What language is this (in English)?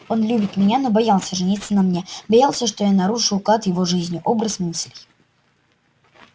Russian